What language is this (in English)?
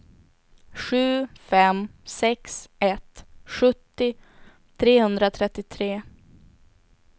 Swedish